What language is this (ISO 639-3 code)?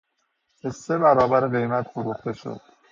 fas